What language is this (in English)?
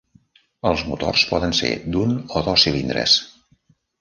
Catalan